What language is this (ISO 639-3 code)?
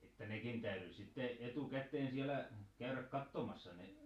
fin